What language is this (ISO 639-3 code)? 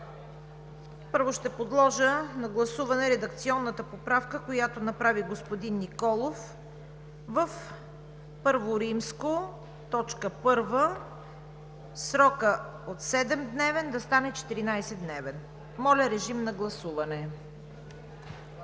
bul